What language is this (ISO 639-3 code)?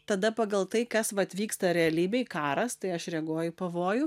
lit